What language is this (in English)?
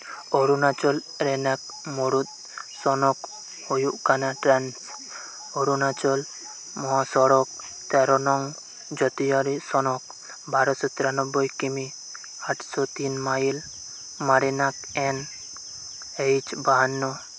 Santali